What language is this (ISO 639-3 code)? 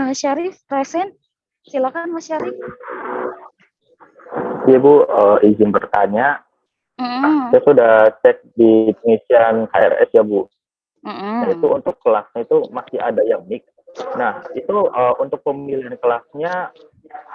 ind